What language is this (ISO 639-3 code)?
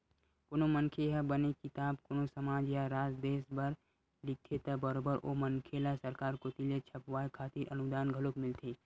hne